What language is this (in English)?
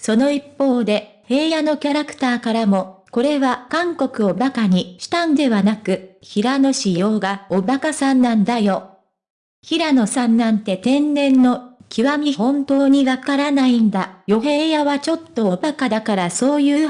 Japanese